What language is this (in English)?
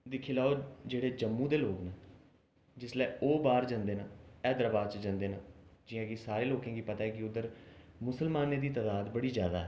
Dogri